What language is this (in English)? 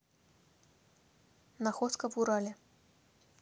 Russian